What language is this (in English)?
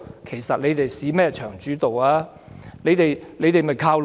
Cantonese